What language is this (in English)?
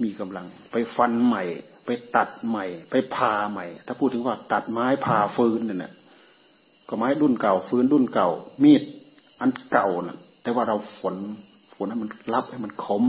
Thai